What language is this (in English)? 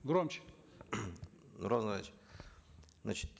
Kazakh